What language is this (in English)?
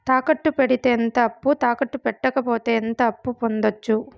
Telugu